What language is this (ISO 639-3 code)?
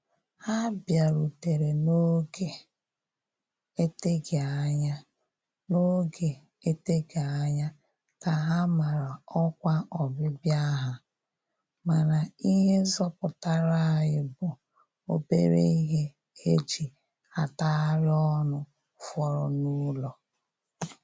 ibo